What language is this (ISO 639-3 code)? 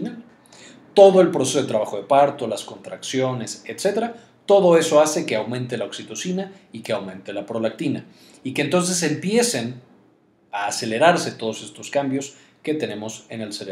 spa